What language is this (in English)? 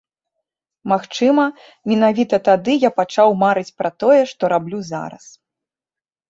Belarusian